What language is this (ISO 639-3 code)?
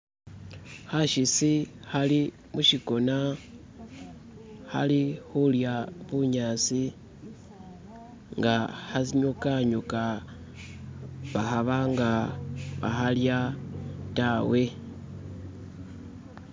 myx